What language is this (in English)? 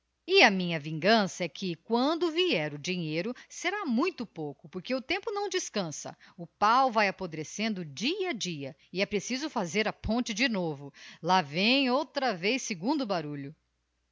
Portuguese